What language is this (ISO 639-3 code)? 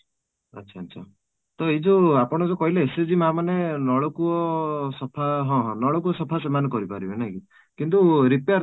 ori